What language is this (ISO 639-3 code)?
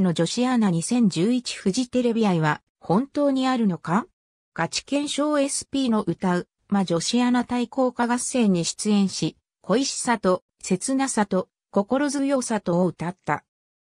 jpn